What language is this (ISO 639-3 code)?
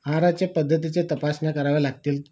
mar